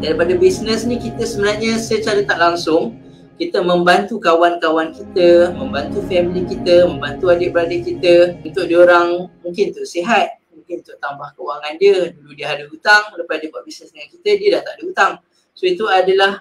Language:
Malay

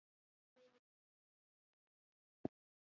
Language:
Pashto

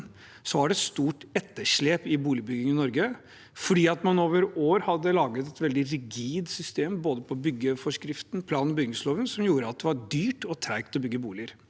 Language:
Norwegian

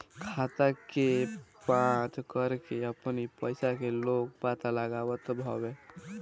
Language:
Bhojpuri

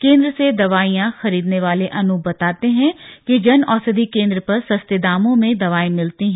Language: Hindi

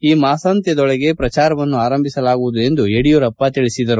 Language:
Kannada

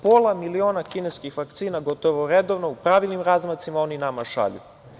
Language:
Serbian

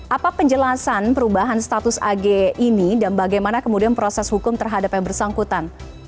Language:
Indonesian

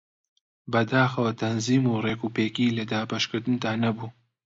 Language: Central Kurdish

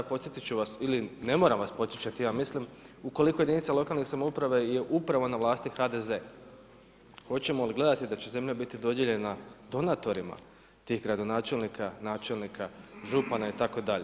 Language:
Croatian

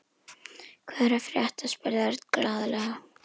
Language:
Icelandic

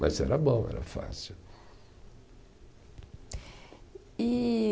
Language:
Portuguese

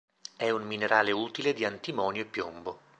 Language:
Italian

